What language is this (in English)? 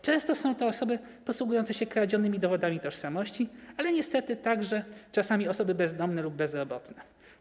Polish